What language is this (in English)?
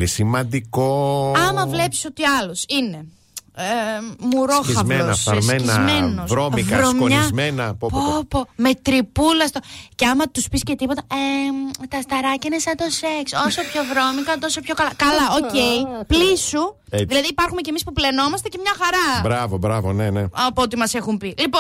Greek